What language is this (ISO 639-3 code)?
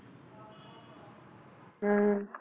pan